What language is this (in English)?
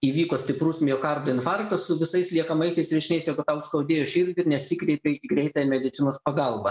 Lithuanian